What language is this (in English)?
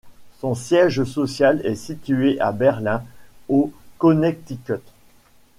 French